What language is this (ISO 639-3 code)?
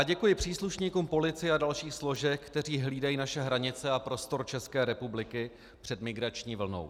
ces